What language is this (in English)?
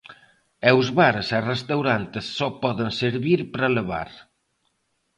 Galician